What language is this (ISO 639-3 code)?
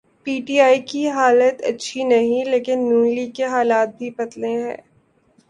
urd